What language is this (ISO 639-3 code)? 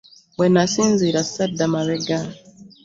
lug